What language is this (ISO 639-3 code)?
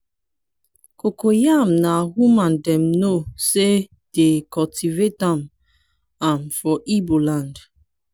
pcm